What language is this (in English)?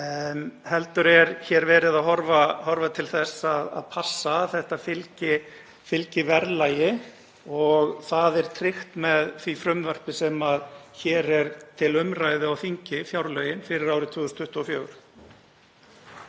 Icelandic